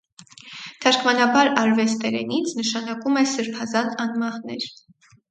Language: Armenian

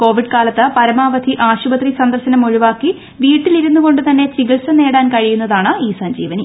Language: Malayalam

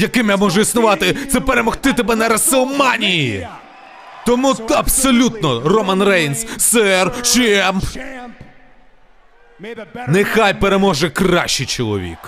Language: Ukrainian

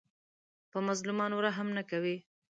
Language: Pashto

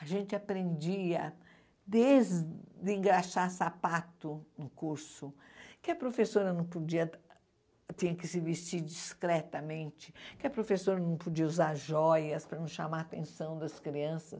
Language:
Portuguese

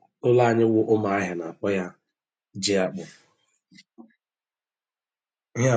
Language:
Igbo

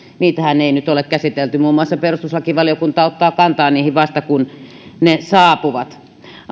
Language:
Finnish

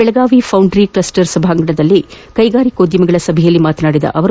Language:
Kannada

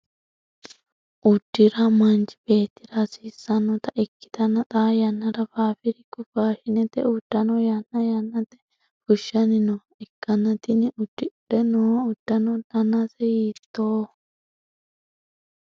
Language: Sidamo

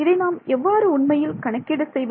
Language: Tamil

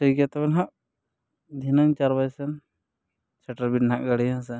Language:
Santali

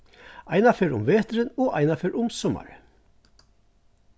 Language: Faroese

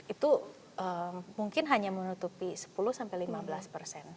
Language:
Indonesian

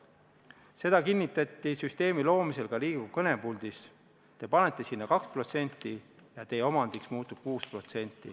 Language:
Estonian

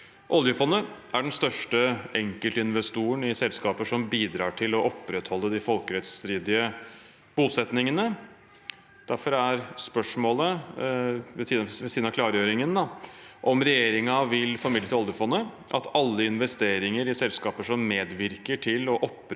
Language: Norwegian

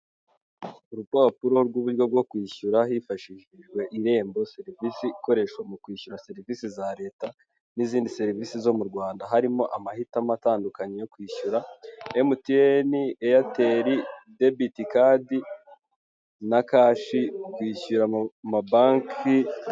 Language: Kinyarwanda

